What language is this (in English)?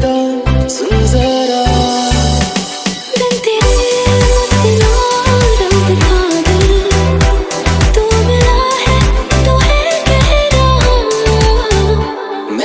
Bangla